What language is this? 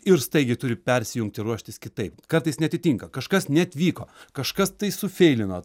Lithuanian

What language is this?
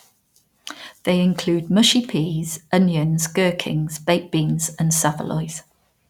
English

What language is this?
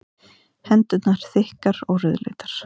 Icelandic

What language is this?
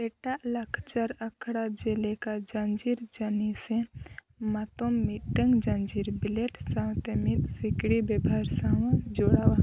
Santali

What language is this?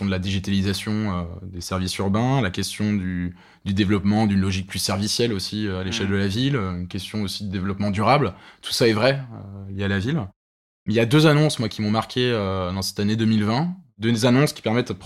French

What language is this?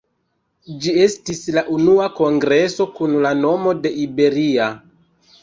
Esperanto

